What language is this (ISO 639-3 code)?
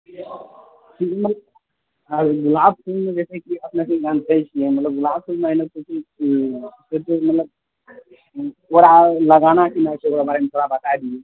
mai